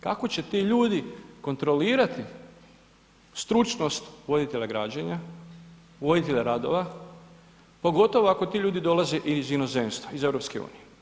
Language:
Croatian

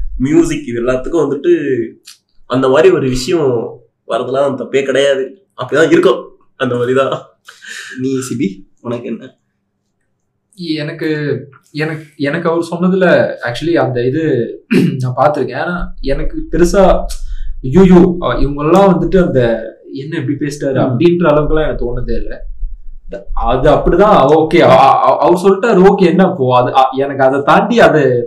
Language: Tamil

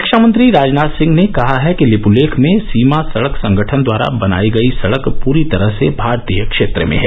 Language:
Hindi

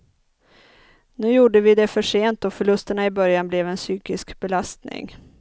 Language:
Swedish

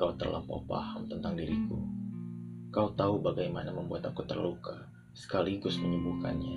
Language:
Indonesian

